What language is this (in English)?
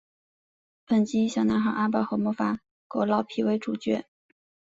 Chinese